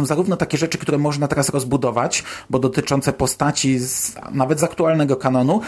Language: Polish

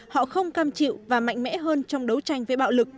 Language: Vietnamese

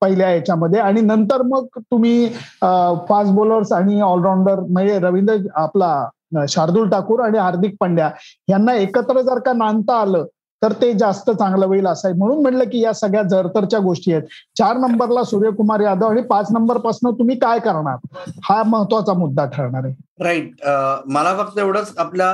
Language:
Marathi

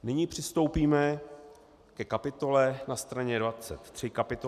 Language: Czech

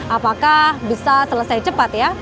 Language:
Indonesian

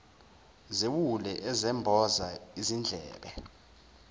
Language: Zulu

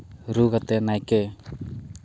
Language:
Santali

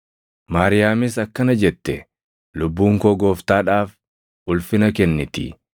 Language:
Oromo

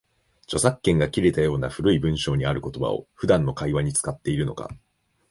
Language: Japanese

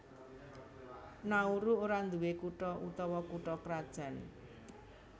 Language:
Javanese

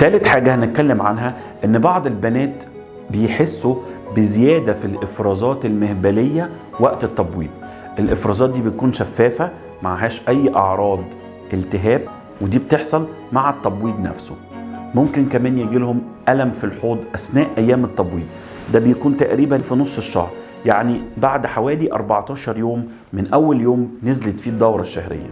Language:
Arabic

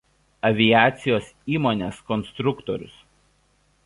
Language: Lithuanian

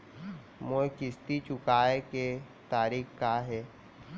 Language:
Chhattisgarhi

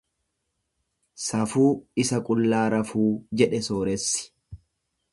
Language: Oromo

